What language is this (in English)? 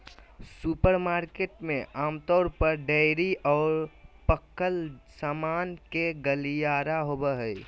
Magahi